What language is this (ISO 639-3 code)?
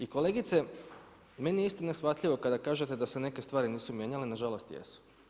hrv